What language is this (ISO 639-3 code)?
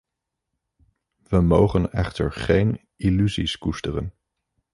nld